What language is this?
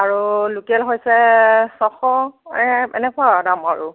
Assamese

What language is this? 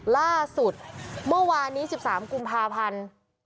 Thai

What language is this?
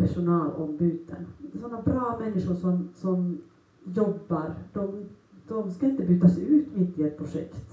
Swedish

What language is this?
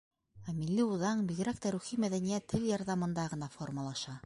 Bashkir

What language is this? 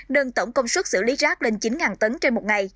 Vietnamese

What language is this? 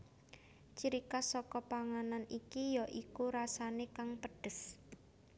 Javanese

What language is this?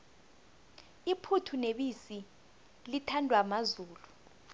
South Ndebele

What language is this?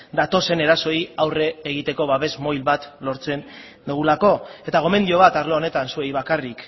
Basque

